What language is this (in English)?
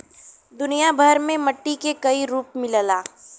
Bhojpuri